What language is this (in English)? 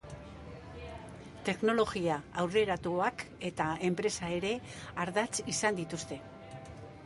Basque